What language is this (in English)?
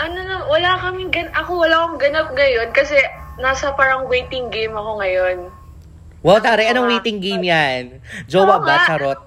Filipino